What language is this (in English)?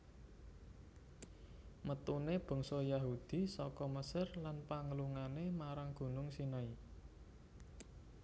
Javanese